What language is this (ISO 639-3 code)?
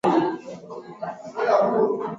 swa